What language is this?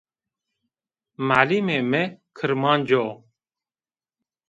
Zaza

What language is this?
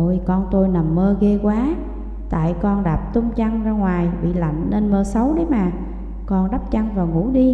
Vietnamese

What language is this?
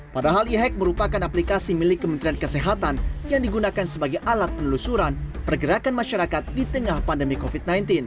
Indonesian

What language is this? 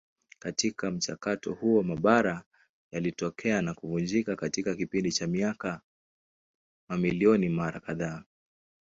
Swahili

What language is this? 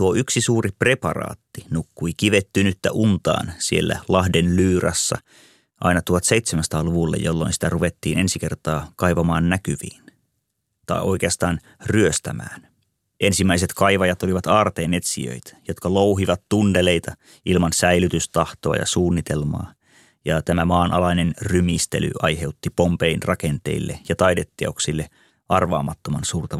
Finnish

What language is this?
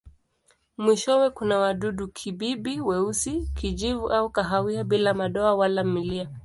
Swahili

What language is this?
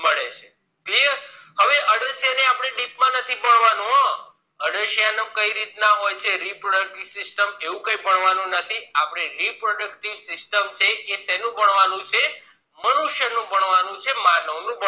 Gujarati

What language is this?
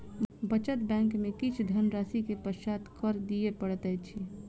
Maithili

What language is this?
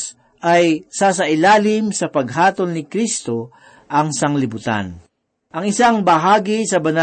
Filipino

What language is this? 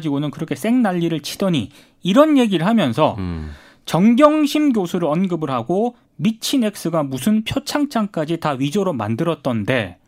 Korean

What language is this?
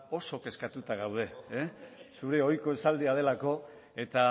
Basque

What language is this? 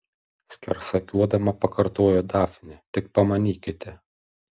Lithuanian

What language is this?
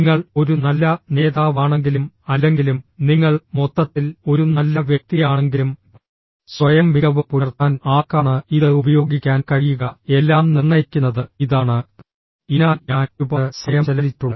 Malayalam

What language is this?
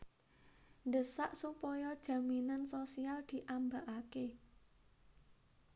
Javanese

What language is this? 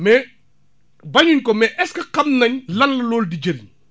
Wolof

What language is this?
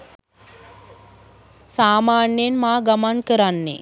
Sinhala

